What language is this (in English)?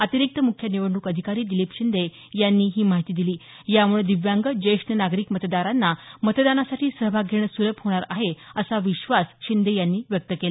Marathi